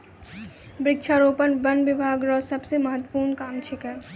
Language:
Maithili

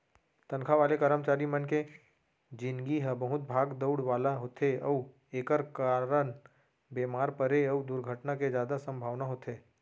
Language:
Chhattisgarhi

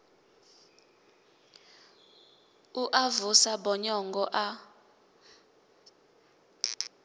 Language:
Venda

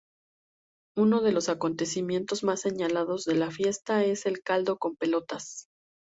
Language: Spanish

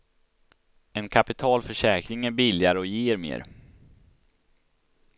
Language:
Swedish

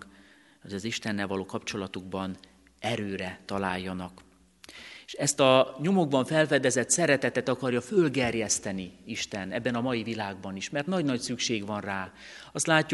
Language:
Hungarian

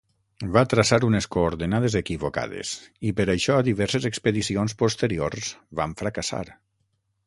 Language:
Catalan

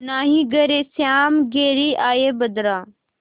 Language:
Hindi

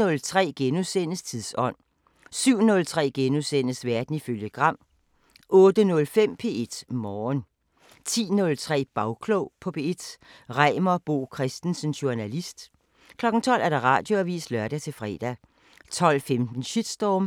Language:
Danish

